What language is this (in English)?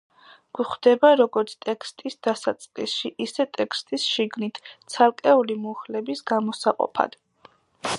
Georgian